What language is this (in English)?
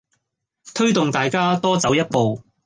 Cantonese